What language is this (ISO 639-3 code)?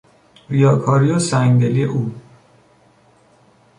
fas